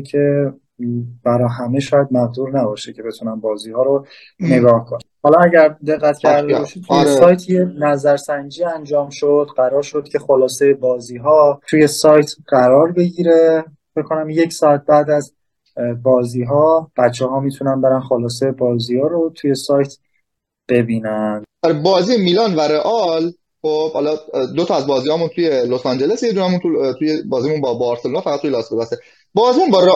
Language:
Persian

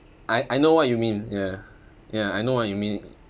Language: English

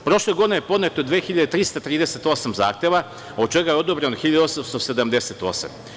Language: Serbian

